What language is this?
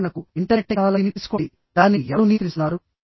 Telugu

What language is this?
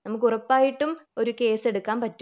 Malayalam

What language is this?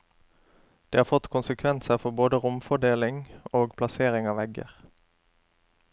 Norwegian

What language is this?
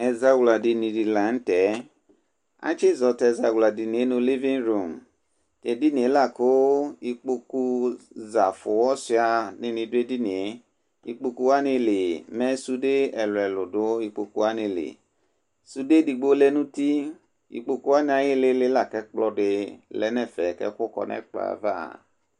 Ikposo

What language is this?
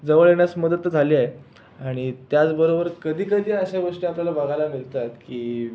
Marathi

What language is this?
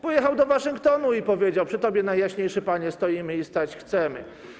Polish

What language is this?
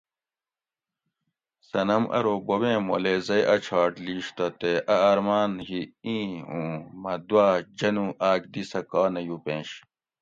Gawri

